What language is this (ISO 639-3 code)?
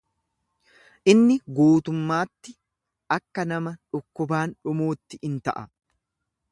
orm